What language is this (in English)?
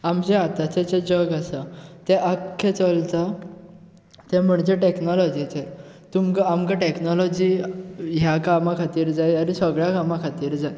Konkani